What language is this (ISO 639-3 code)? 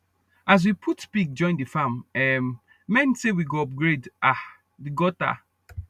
pcm